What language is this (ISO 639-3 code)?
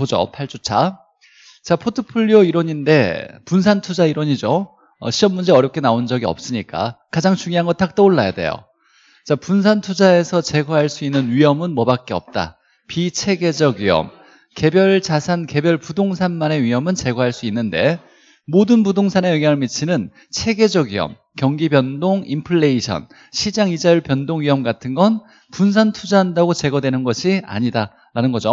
kor